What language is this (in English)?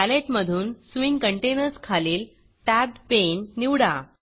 Marathi